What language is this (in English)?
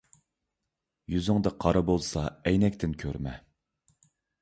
Uyghur